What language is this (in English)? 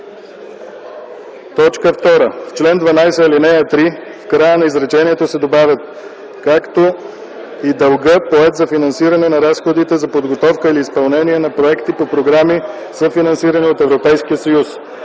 Bulgarian